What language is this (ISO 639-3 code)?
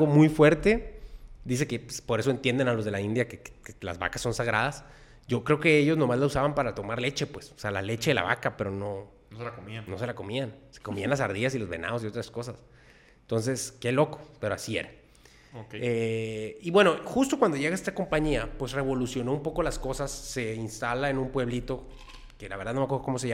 spa